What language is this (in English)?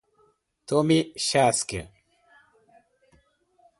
Portuguese